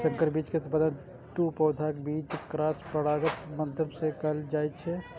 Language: Maithili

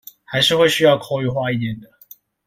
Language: Chinese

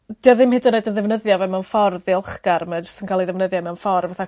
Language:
Welsh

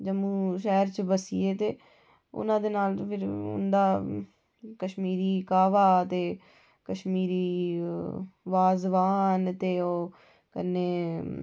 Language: Dogri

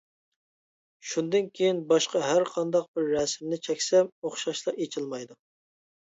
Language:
Uyghur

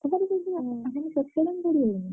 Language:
Odia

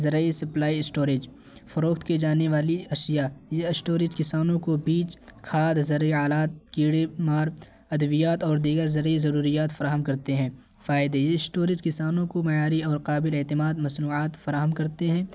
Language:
Urdu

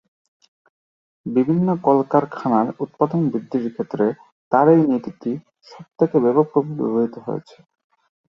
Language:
Bangla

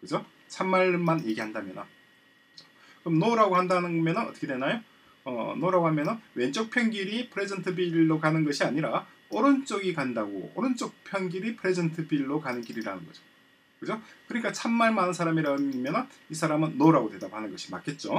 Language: Korean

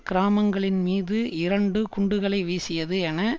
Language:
Tamil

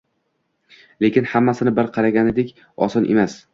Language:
Uzbek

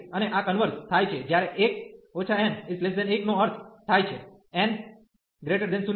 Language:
Gujarati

